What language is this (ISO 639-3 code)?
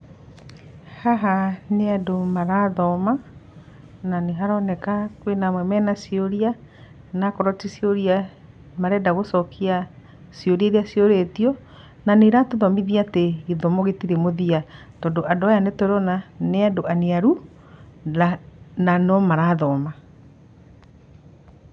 kik